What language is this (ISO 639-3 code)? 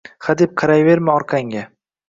uzb